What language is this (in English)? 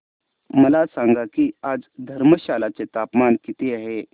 Marathi